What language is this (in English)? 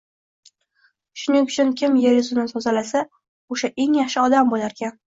Uzbek